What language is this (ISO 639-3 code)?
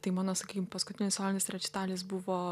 lit